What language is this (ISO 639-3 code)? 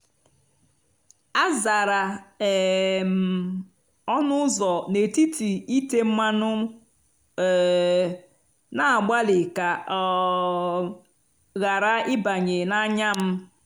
ibo